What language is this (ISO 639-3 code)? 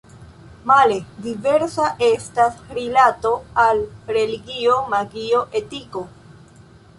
epo